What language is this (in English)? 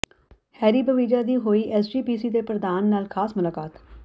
Punjabi